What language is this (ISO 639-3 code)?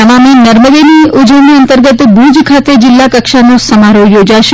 guj